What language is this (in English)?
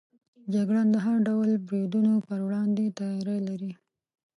Pashto